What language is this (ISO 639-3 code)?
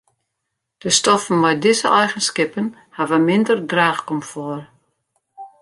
fry